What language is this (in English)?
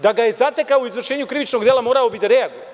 Serbian